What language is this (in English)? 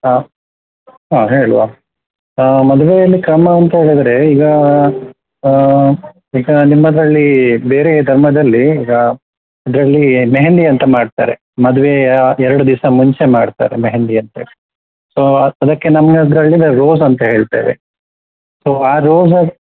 Kannada